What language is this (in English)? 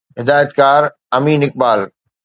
Sindhi